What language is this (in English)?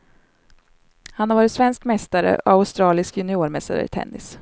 Swedish